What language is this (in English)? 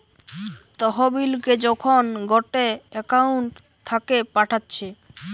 Bangla